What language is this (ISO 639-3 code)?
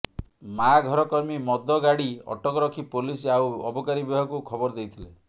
ori